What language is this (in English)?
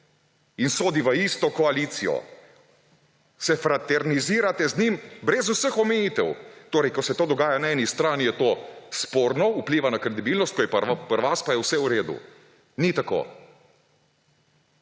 Slovenian